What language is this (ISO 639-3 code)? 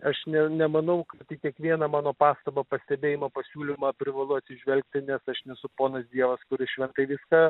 lit